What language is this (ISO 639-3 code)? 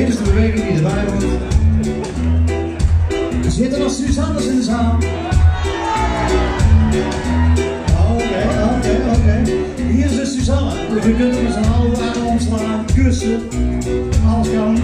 nld